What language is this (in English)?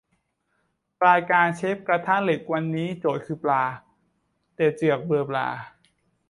Thai